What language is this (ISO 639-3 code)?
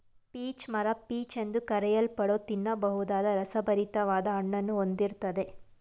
kan